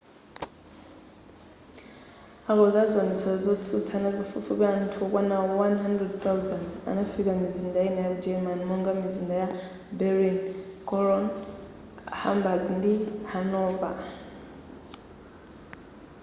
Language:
Nyanja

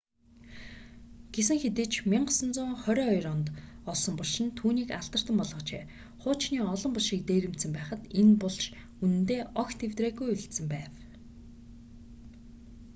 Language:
Mongolian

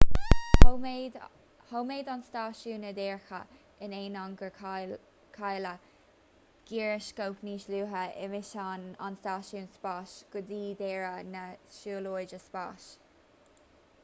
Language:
Irish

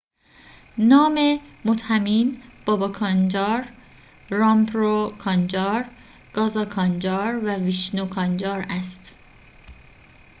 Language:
Persian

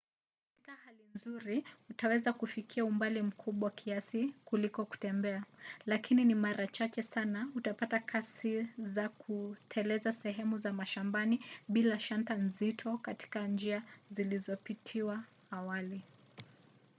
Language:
Swahili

